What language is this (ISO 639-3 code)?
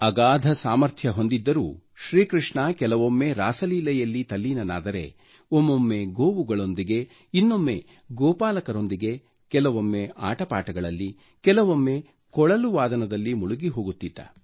kan